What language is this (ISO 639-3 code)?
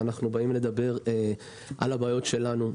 heb